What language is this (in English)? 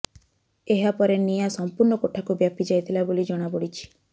Odia